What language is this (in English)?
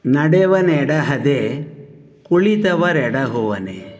Sanskrit